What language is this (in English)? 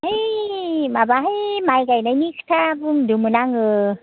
Bodo